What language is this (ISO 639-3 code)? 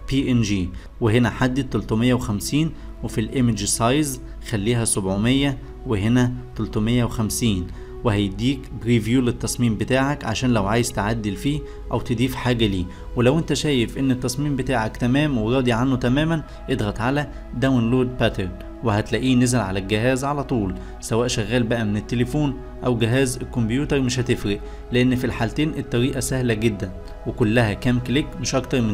ara